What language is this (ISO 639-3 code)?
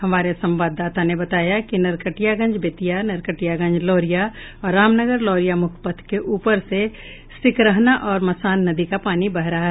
hin